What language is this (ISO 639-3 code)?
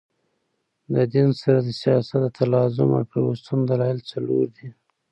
pus